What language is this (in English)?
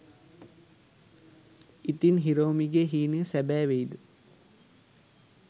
Sinhala